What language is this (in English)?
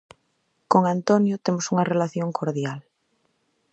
Galician